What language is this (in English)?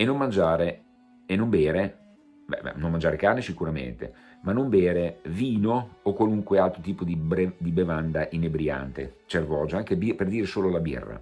Italian